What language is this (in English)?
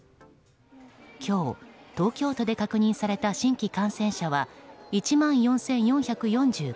Japanese